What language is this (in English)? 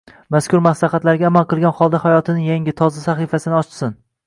Uzbek